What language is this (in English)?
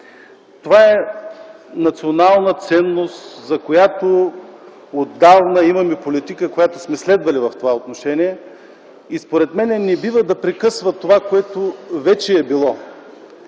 Bulgarian